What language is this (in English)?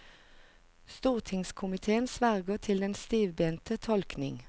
Norwegian